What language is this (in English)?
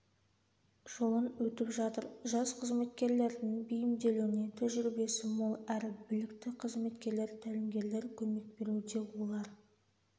Kazakh